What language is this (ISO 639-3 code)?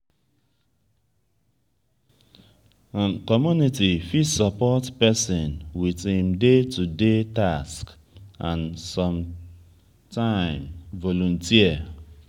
pcm